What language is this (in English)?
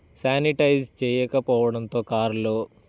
Telugu